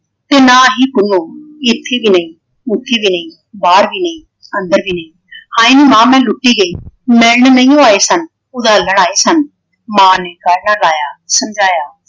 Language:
Punjabi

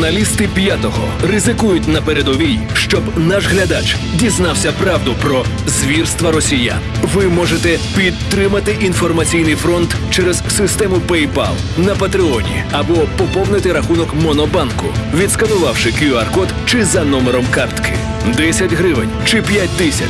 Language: Ukrainian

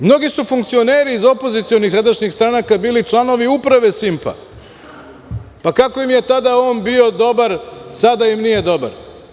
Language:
Serbian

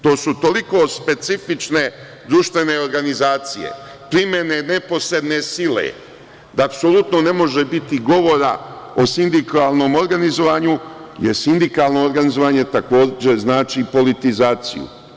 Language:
Serbian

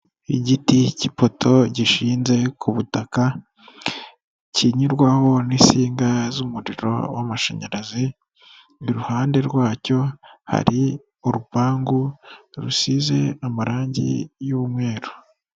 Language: Kinyarwanda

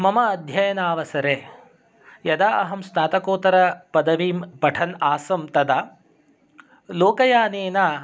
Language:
Sanskrit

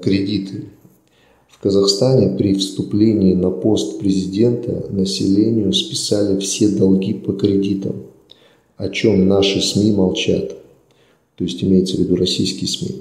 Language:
Russian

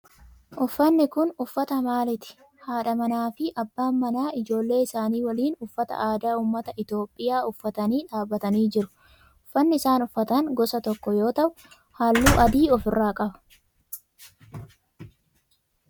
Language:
Oromo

